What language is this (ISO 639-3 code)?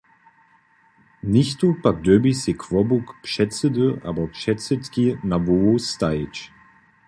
hsb